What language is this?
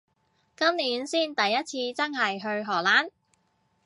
Cantonese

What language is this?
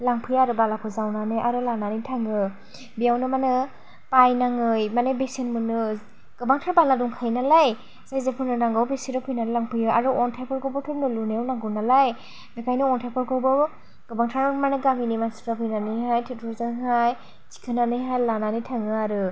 Bodo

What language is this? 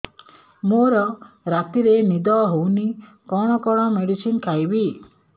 Odia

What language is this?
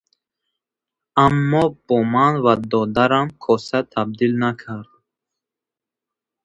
Tajik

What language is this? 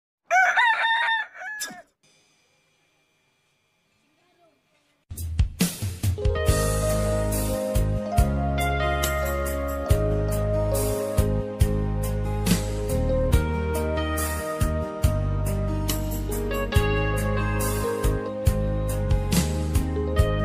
Indonesian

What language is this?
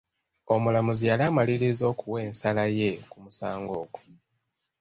Ganda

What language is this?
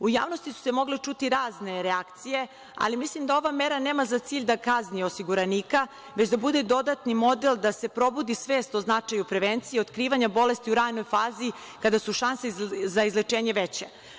Serbian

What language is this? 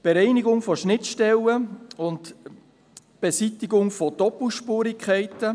Swiss German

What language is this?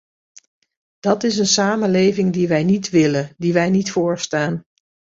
Dutch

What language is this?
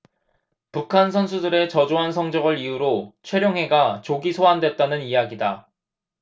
Korean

